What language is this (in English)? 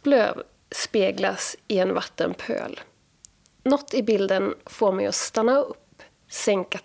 Swedish